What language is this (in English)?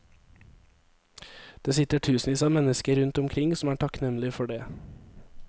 Norwegian